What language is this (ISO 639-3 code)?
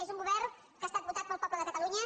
cat